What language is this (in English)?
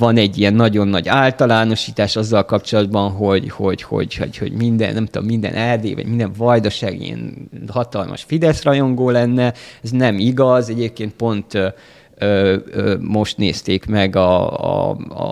Hungarian